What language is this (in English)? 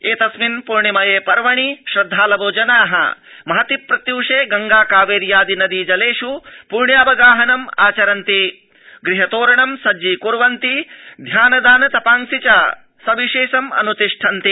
Sanskrit